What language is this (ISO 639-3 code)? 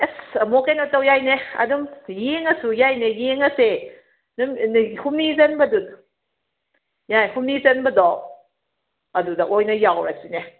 mni